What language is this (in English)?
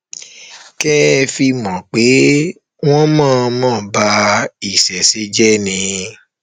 Yoruba